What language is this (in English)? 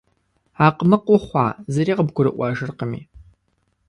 Kabardian